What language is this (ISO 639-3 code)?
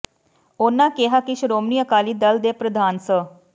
pan